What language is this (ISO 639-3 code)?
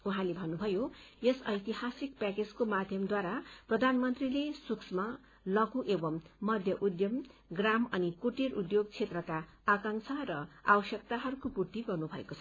nep